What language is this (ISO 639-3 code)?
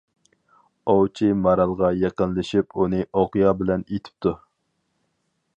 uig